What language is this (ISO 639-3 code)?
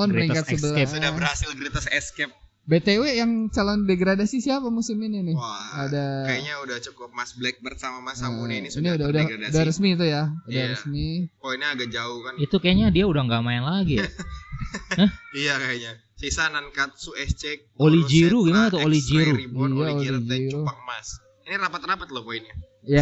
ind